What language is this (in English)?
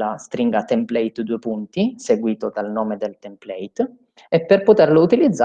Italian